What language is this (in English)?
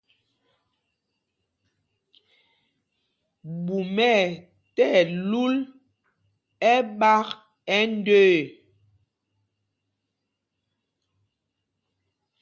Mpumpong